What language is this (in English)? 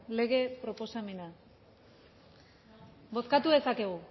Basque